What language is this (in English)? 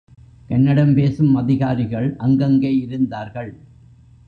Tamil